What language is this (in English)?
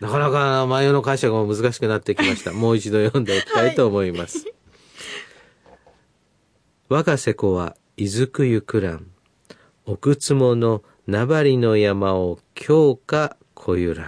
Japanese